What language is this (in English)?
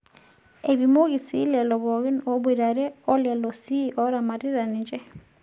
Masai